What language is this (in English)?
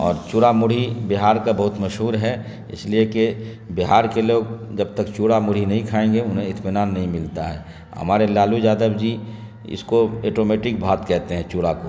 Urdu